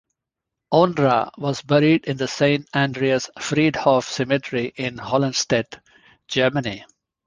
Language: English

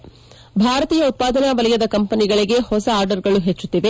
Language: Kannada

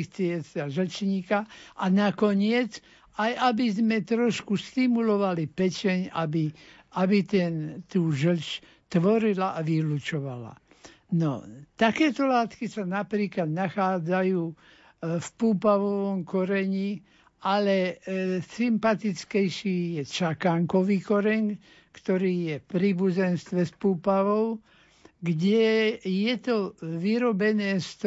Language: Slovak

